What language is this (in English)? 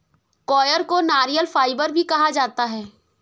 Hindi